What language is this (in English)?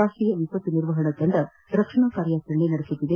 Kannada